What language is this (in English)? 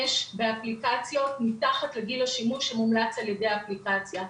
Hebrew